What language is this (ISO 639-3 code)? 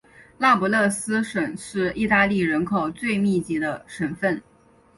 zho